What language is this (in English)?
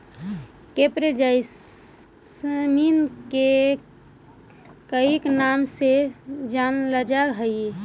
Magahi